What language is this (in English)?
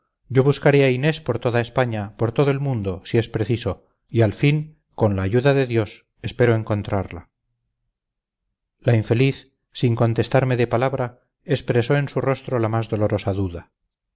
Spanish